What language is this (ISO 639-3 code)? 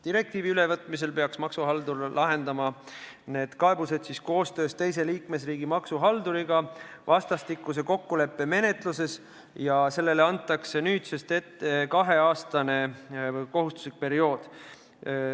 est